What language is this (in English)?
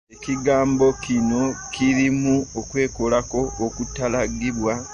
Ganda